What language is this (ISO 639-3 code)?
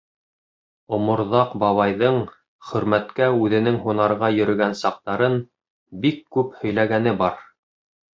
bak